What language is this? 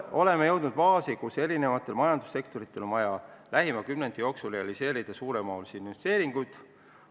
Estonian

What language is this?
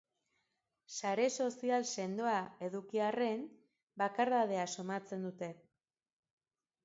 Basque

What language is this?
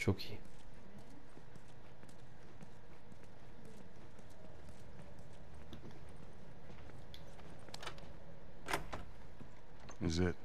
Turkish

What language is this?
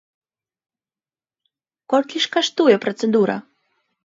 Belarusian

